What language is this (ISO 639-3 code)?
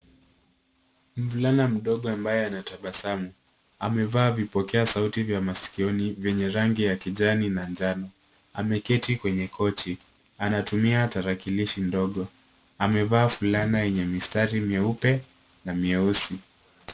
swa